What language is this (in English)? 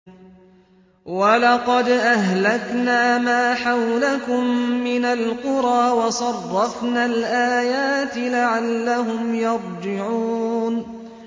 Arabic